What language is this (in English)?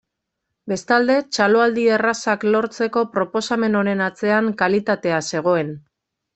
Basque